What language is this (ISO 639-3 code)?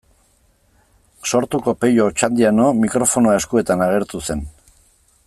eus